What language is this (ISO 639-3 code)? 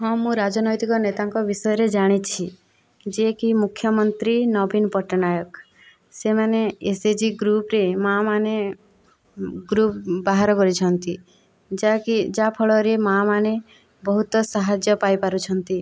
ori